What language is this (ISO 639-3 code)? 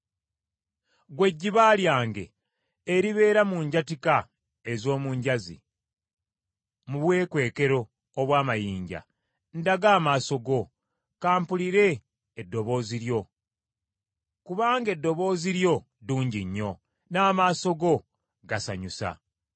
lug